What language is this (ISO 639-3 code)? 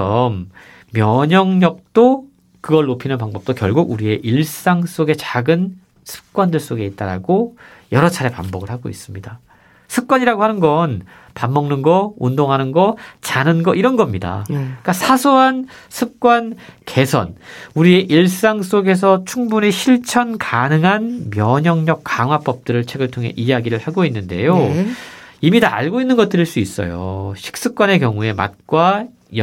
kor